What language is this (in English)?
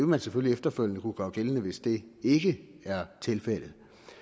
Danish